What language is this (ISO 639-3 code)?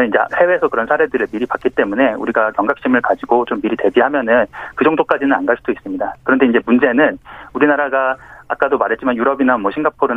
kor